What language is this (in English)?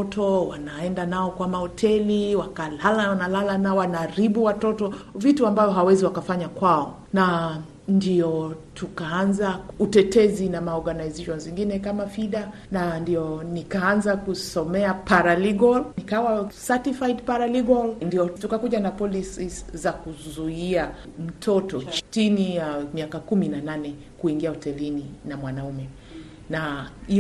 Swahili